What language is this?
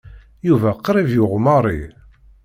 Kabyle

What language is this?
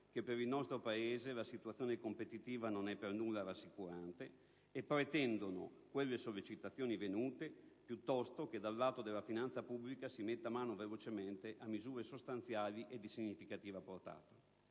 Italian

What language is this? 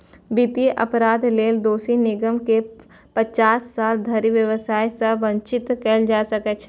Maithili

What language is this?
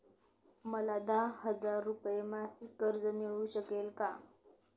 Marathi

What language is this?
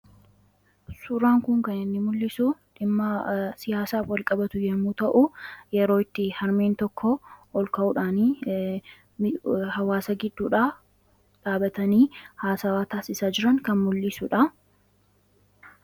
Oromo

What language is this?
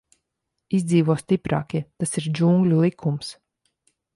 Latvian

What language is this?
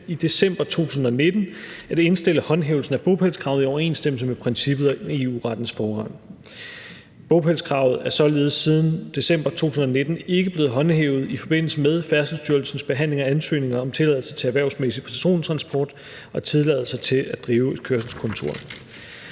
Danish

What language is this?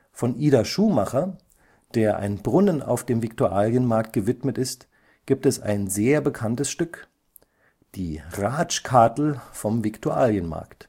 German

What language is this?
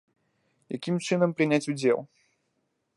Belarusian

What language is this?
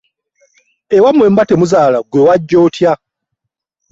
Ganda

